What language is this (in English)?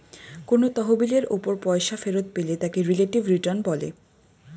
Bangla